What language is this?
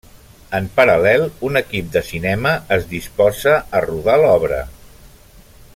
Catalan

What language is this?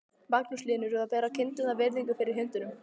Icelandic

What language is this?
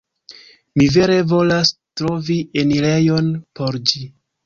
Esperanto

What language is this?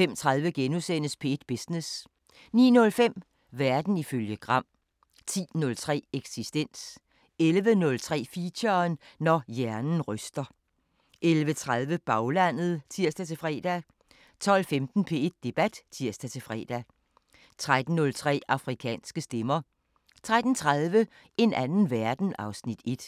Danish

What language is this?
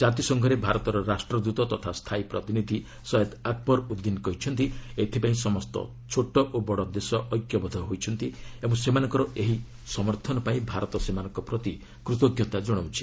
Odia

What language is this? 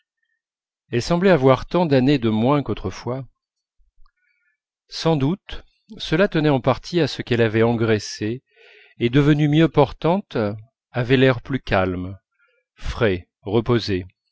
French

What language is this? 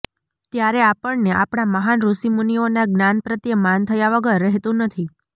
Gujarati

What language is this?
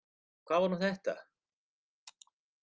Icelandic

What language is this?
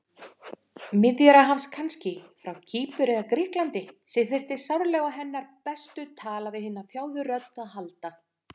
Icelandic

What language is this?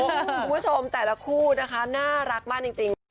Thai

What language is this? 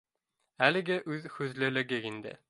Bashkir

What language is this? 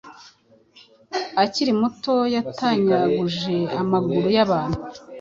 Kinyarwanda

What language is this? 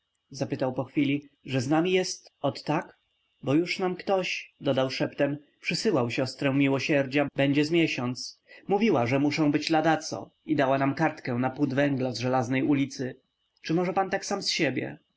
Polish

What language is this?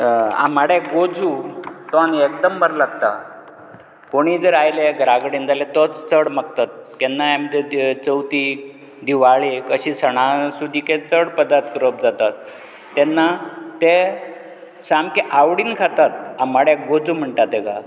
Konkani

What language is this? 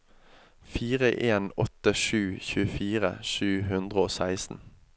Norwegian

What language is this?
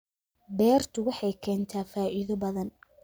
Somali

